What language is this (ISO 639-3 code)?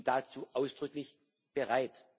deu